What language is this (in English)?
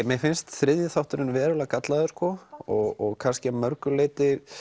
Icelandic